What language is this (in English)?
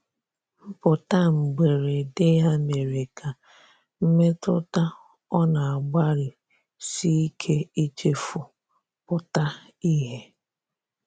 Igbo